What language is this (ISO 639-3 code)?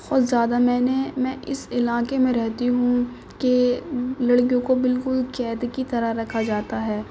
urd